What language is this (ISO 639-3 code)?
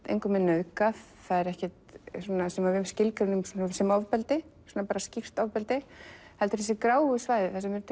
isl